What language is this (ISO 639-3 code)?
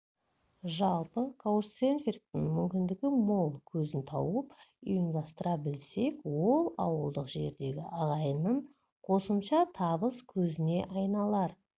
kaz